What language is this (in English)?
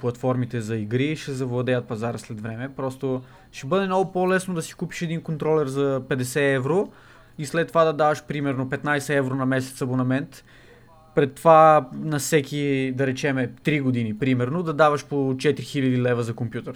Bulgarian